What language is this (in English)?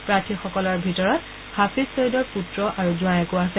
Assamese